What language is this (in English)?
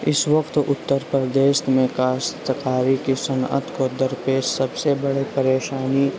Urdu